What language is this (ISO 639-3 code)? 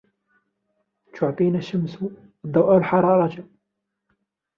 ara